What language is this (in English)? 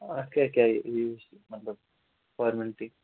Kashmiri